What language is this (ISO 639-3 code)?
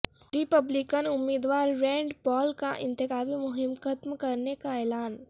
urd